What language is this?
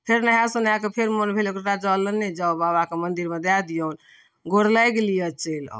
Maithili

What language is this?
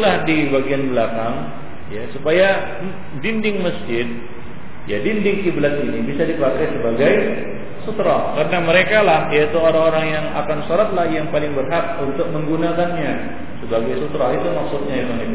Malay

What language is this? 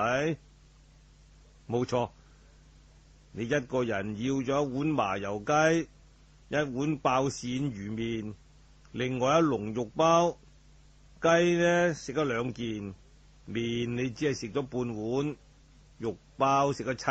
Chinese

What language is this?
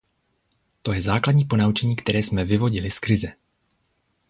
Czech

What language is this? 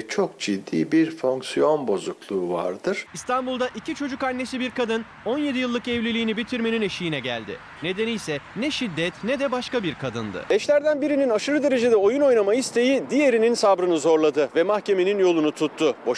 Turkish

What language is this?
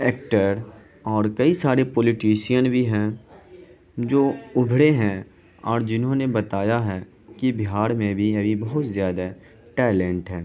Urdu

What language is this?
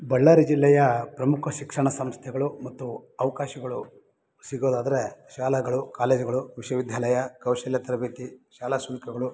Kannada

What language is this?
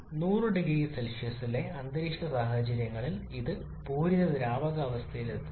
Malayalam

